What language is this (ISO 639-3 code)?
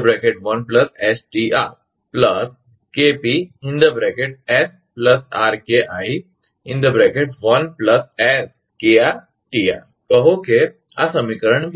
guj